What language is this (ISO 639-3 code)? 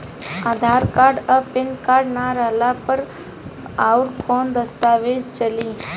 bho